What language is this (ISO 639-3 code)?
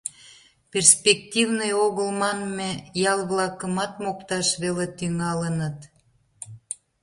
chm